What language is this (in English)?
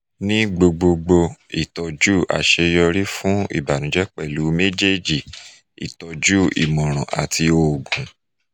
Yoruba